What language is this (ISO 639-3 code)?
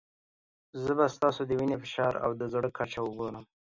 pus